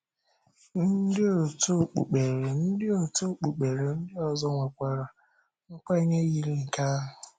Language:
Igbo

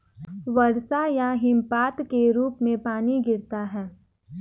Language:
Hindi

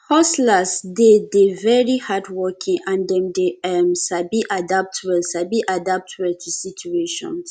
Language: Nigerian Pidgin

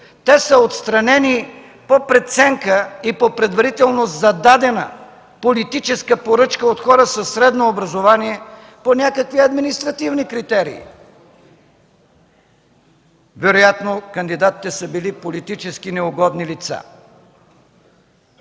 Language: Bulgarian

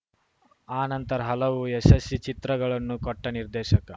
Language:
Kannada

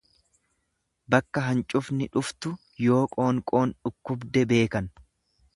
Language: Oromo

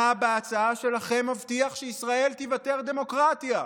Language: Hebrew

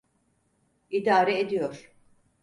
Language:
Turkish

